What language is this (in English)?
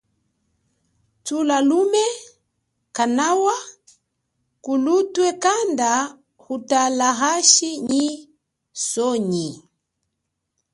Chokwe